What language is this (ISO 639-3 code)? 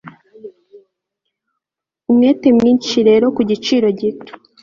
kin